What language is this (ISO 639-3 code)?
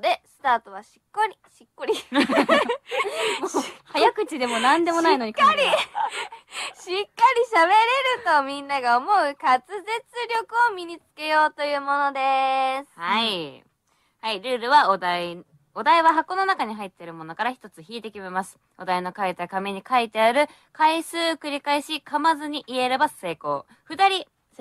jpn